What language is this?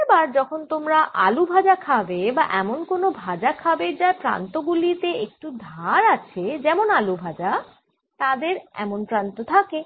Bangla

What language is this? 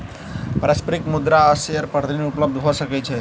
Maithili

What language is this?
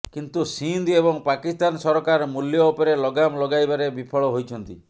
Odia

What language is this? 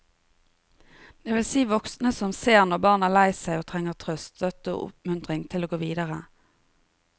Norwegian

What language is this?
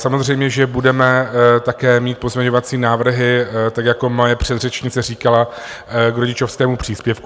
Czech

